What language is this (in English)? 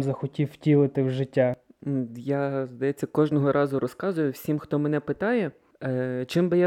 Ukrainian